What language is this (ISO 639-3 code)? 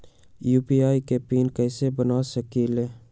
mag